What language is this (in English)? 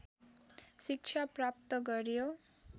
Nepali